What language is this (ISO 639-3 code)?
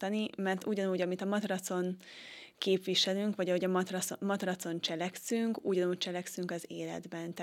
hun